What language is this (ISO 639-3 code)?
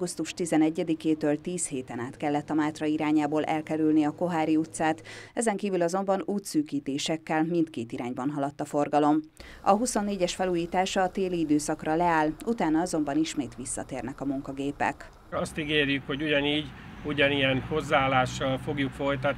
hun